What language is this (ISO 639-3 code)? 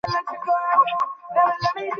ben